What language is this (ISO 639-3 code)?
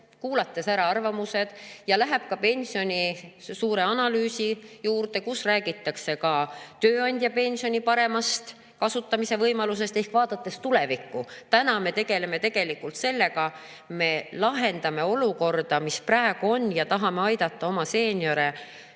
est